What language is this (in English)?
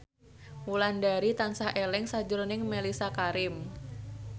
Javanese